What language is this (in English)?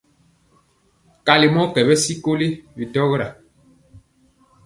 Mpiemo